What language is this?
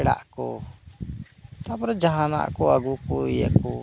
Santali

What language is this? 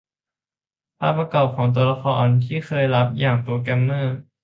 Thai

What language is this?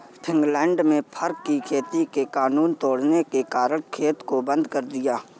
Hindi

